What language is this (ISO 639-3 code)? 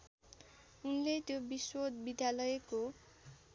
nep